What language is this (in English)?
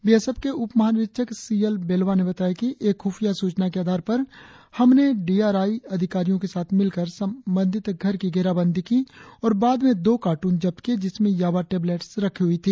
Hindi